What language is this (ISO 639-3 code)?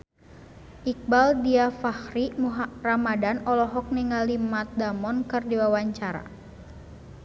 sun